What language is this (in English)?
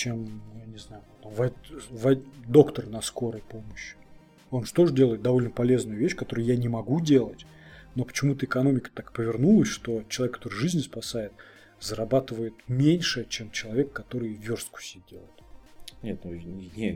Russian